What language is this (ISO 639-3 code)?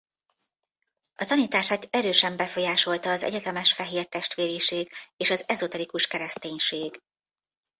hun